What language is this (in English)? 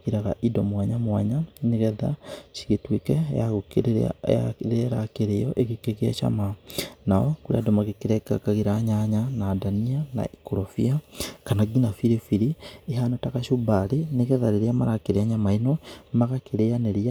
Kikuyu